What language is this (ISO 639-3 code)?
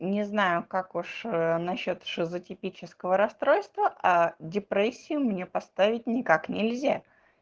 rus